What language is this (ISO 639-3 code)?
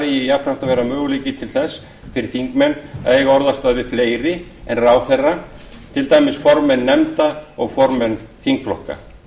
isl